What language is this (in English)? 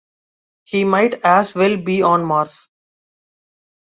English